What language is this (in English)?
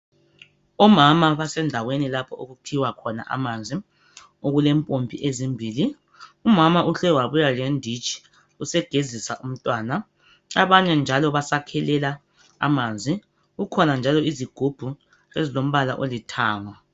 North Ndebele